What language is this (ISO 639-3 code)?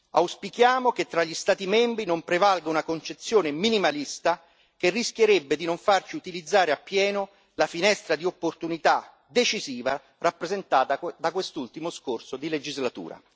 ita